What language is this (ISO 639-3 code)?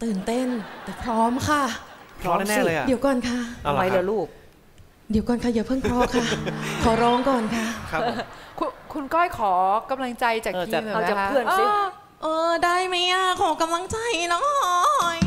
tha